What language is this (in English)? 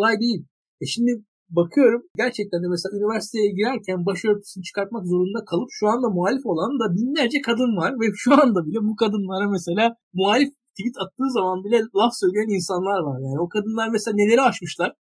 Turkish